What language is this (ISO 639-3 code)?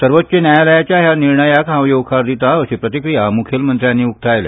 kok